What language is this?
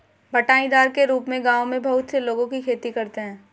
Hindi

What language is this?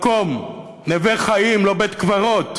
Hebrew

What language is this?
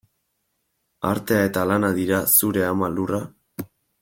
Basque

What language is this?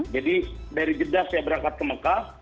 Indonesian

